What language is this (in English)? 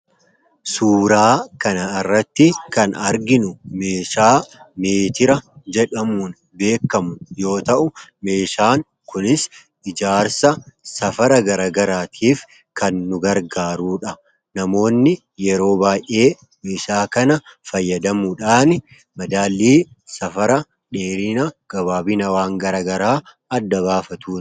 Oromo